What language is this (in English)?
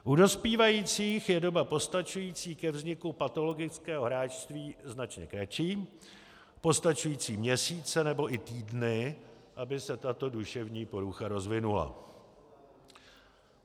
Czech